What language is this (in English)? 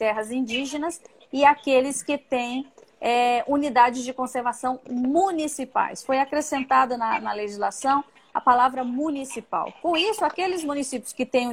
Portuguese